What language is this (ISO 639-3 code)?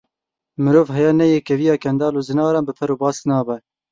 kur